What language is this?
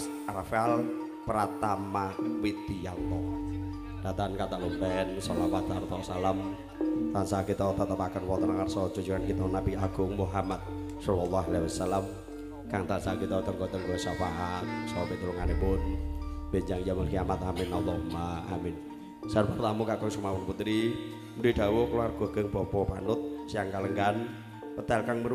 Indonesian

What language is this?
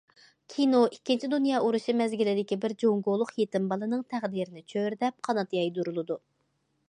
Uyghur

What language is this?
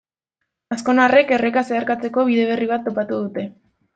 Basque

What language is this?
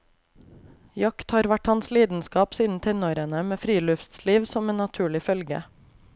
Norwegian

